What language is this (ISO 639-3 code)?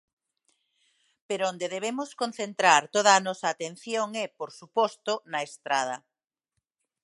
glg